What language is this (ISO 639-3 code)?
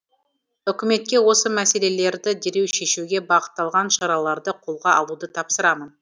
kaz